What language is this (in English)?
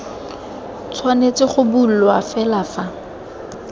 Tswana